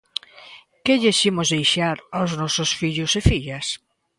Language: Galician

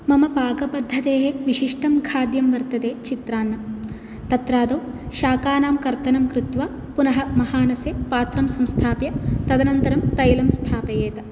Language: Sanskrit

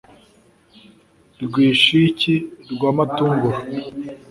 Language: Kinyarwanda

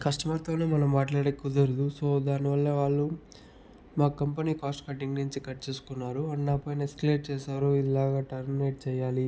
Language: Telugu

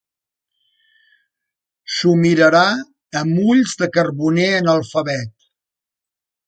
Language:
Catalan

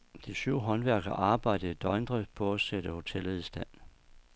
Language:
Danish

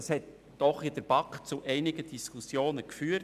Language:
Swiss German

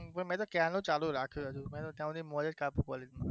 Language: Gujarati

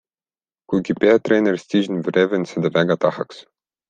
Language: Estonian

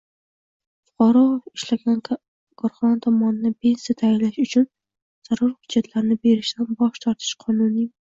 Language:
Uzbek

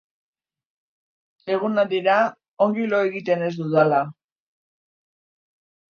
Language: Basque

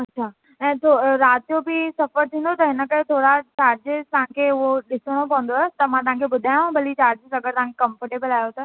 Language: Sindhi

